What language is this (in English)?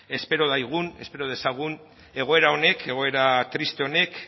Basque